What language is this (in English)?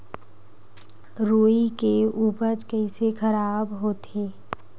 Chhattisgarhi